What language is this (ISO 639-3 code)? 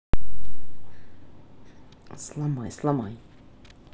rus